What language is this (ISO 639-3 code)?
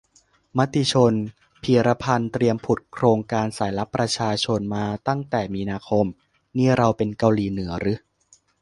tha